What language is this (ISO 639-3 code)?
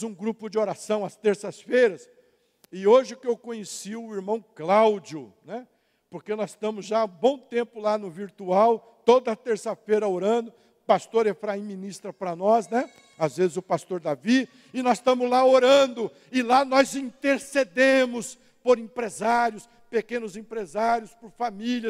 por